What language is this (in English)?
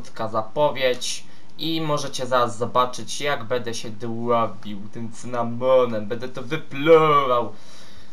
Polish